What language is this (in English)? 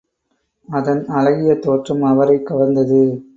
Tamil